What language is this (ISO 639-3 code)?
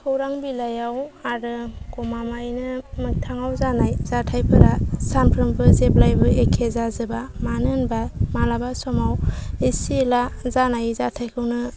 brx